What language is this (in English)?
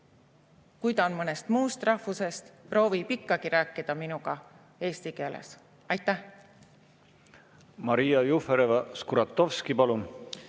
Estonian